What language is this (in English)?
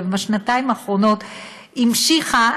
Hebrew